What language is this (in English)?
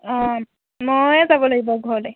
Assamese